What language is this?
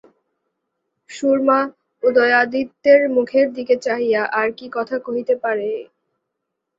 Bangla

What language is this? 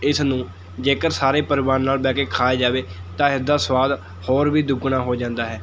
Punjabi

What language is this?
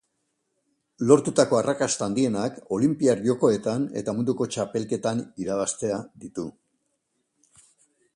Basque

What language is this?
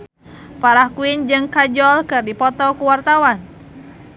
Sundanese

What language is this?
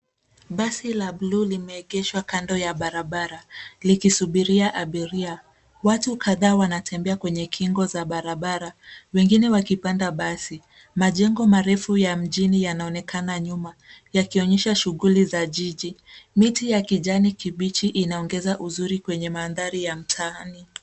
Swahili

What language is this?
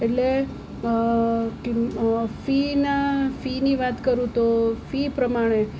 Gujarati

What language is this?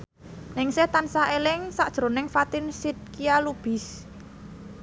Javanese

